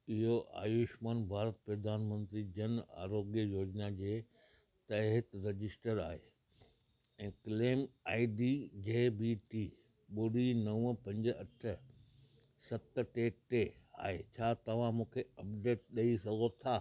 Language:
Sindhi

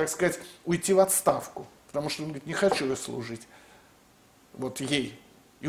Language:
Russian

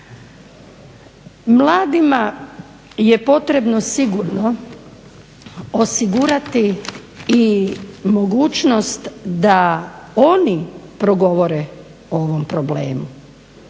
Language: Croatian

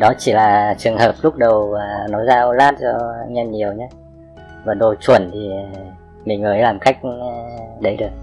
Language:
Vietnamese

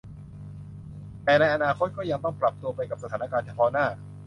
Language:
Thai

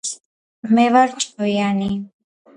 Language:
Georgian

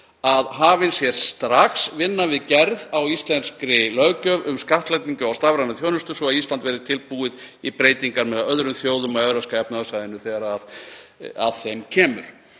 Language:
Icelandic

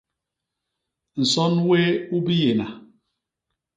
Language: Basaa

